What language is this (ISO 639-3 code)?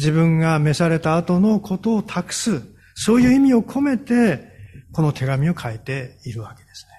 jpn